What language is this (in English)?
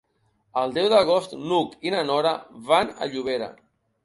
Catalan